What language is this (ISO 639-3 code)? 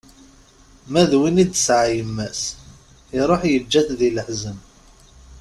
kab